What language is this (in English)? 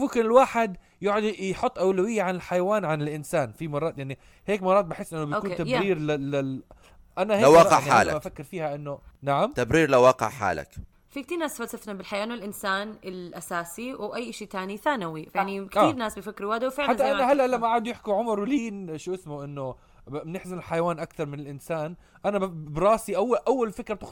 Arabic